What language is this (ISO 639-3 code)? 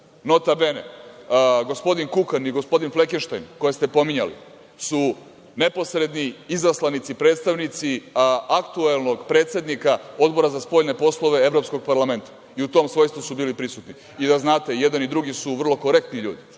srp